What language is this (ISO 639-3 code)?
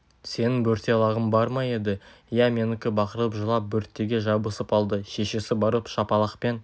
kaz